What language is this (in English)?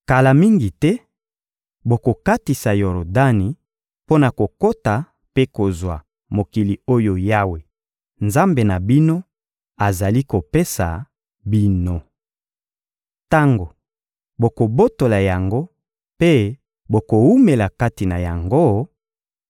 Lingala